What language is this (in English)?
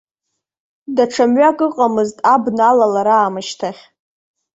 Abkhazian